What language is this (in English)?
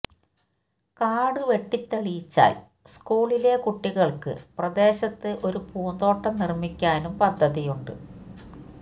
Malayalam